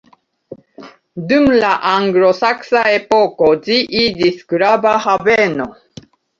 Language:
Esperanto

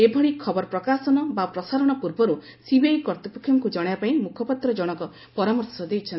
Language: Odia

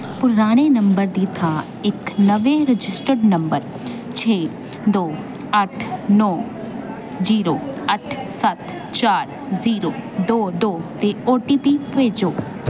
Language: Punjabi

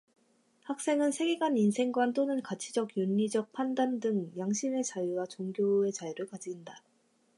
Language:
Korean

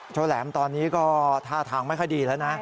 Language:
Thai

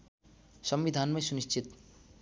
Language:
Nepali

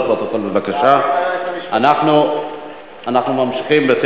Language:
Hebrew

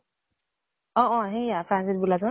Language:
Assamese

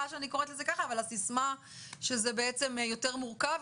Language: Hebrew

